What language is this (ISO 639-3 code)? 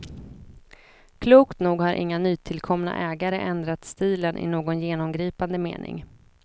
swe